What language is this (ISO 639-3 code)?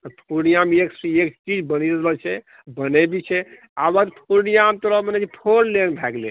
mai